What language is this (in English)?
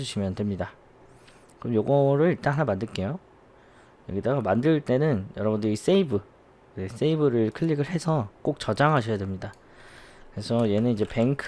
Korean